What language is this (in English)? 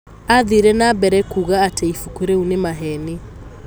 Kikuyu